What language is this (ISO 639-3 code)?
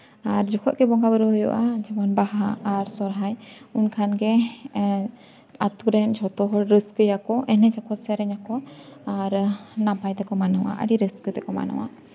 sat